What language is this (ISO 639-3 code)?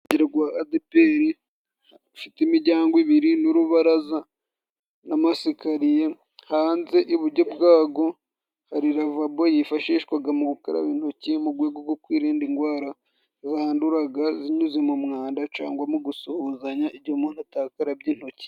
kin